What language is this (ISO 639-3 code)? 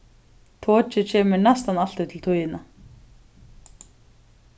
fao